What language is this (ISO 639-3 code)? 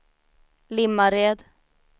swe